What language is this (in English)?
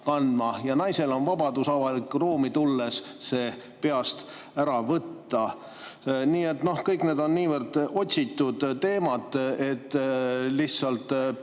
Estonian